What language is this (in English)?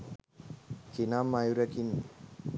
Sinhala